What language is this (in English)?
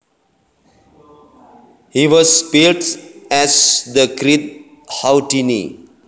Javanese